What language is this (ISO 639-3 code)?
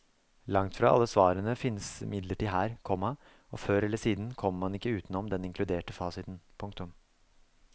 nor